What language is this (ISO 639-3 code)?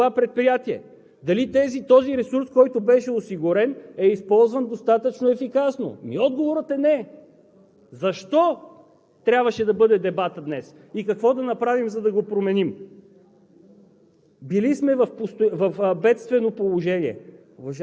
bul